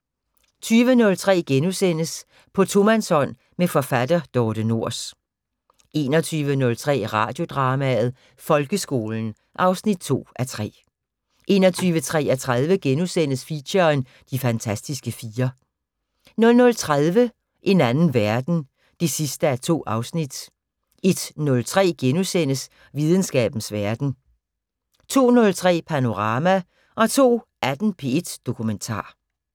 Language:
Danish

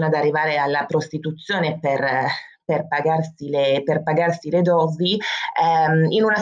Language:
Italian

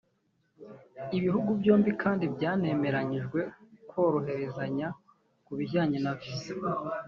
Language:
Kinyarwanda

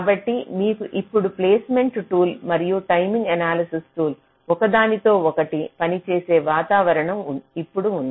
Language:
Telugu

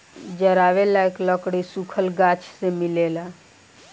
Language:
Bhojpuri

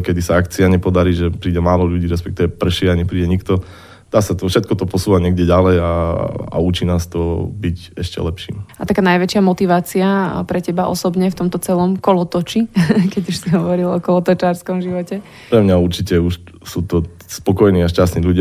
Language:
Slovak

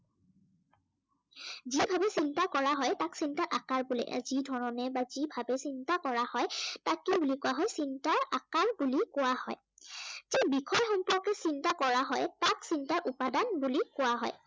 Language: Assamese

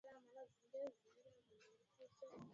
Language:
Swahili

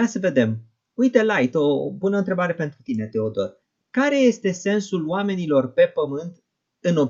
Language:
Romanian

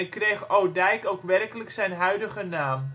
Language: Dutch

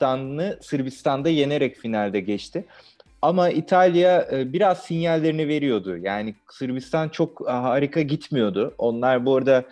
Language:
Turkish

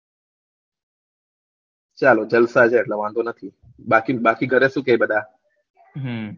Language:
Gujarati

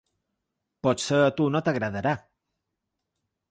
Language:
Catalan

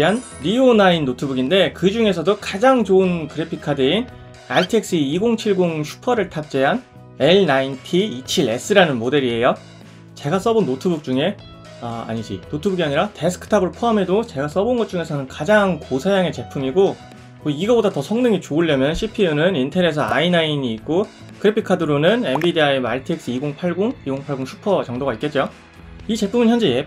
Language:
Korean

